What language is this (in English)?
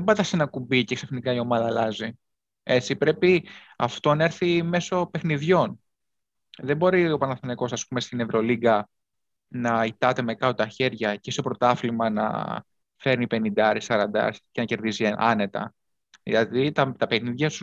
Greek